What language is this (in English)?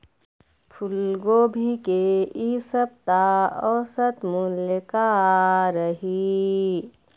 Chhattisgarhi